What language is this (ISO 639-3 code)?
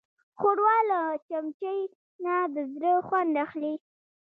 pus